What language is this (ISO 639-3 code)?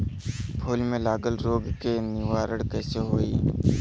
bho